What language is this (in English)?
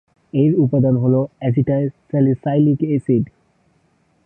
Bangla